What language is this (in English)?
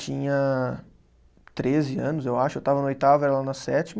Portuguese